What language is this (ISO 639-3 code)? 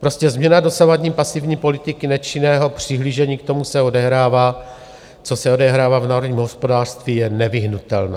ces